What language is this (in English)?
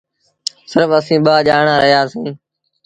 Sindhi Bhil